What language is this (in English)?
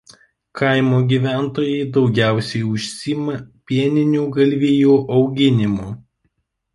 Lithuanian